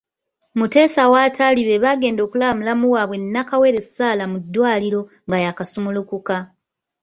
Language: Ganda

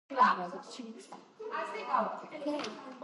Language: Georgian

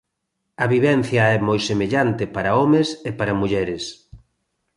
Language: Galician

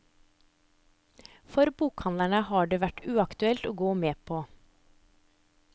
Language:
Norwegian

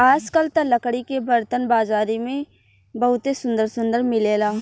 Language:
Bhojpuri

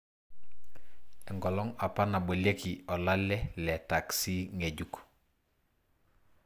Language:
Masai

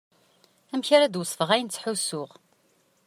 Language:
Kabyle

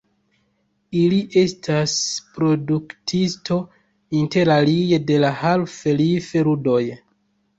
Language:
Esperanto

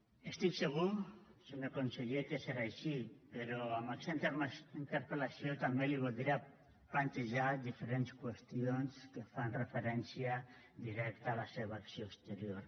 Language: Catalan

